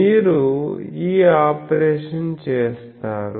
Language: Telugu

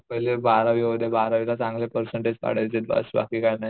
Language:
Marathi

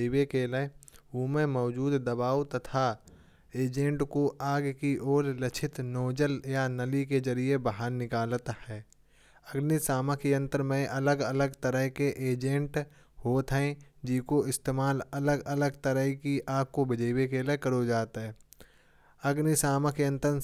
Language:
Kanauji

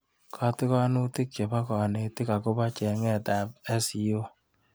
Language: Kalenjin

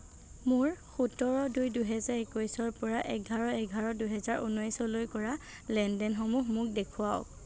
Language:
Assamese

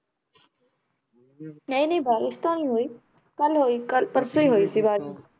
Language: Punjabi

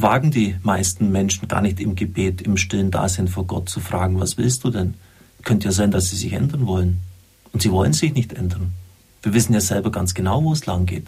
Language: German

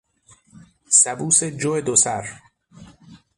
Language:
Persian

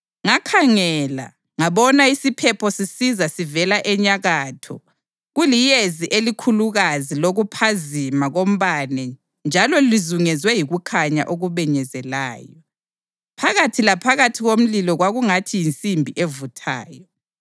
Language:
North Ndebele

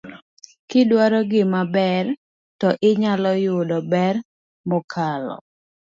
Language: Luo (Kenya and Tanzania)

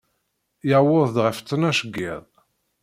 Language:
Kabyle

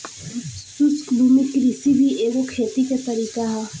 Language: Bhojpuri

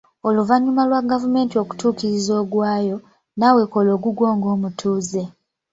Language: Ganda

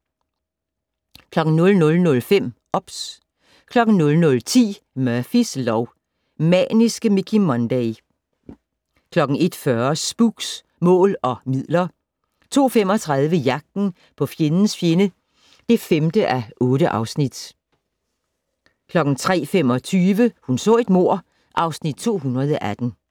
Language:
Danish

